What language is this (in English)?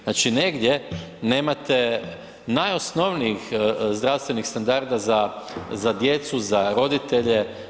Croatian